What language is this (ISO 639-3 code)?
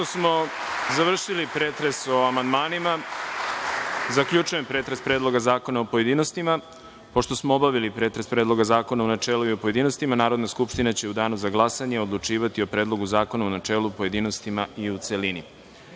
srp